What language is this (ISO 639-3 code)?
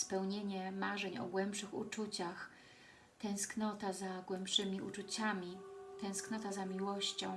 pol